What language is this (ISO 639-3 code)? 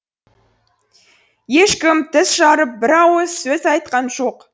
kaz